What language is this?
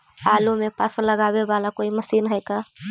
Magahi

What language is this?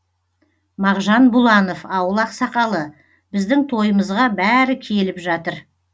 Kazakh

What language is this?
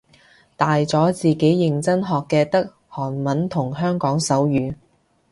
Cantonese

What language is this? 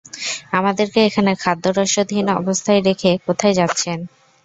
Bangla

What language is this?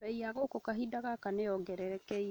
Kikuyu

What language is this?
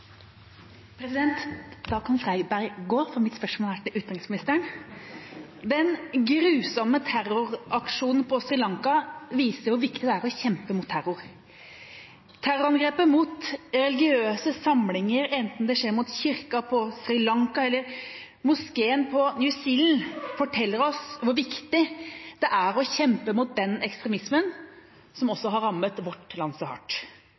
Norwegian Bokmål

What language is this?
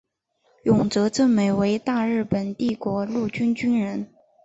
Chinese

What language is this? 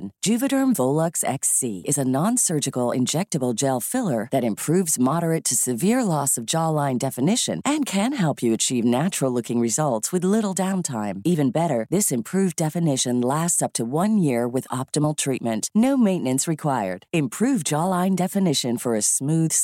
Filipino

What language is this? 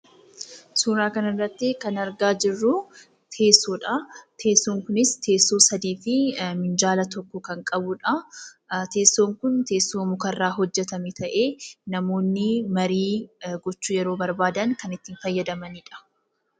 Oromo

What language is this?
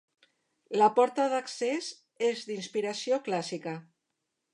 Catalan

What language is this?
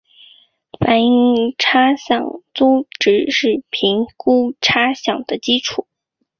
Chinese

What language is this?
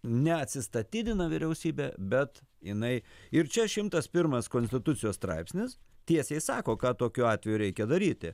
Lithuanian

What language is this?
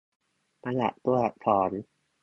Thai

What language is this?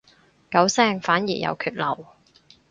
Cantonese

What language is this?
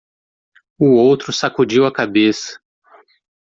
Portuguese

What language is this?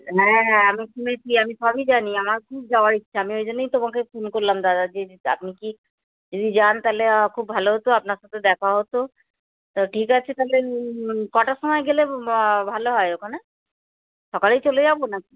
Bangla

